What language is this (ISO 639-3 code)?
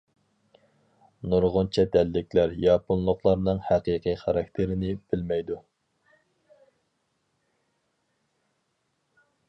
uig